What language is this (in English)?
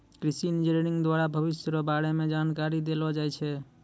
Maithili